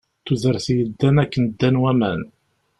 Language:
Kabyle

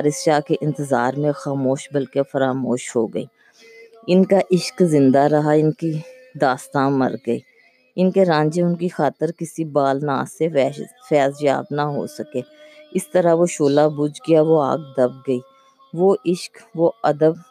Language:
Urdu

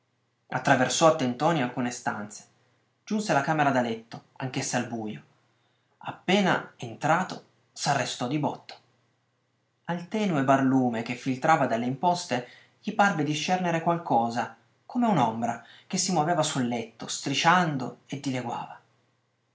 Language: Italian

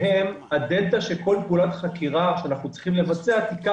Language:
Hebrew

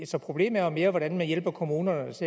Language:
Danish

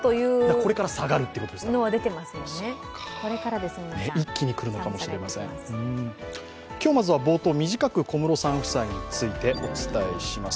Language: Japanese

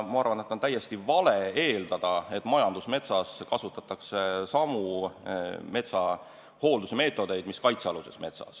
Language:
Estonian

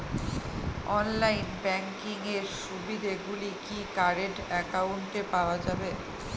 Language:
Bangla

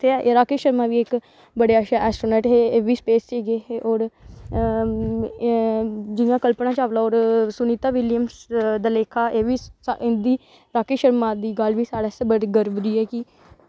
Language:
Dogri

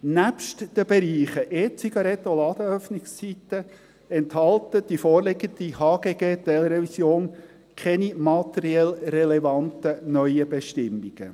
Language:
Swiss German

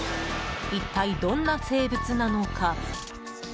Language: Japanese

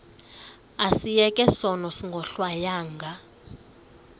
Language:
Xhosa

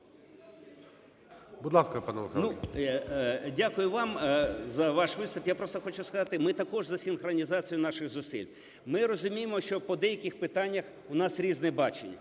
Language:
Ukrainian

